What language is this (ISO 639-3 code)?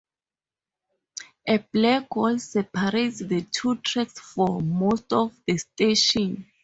eng